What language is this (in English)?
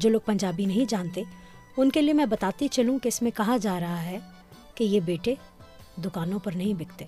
Urdu